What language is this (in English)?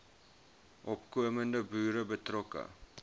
Afrikaans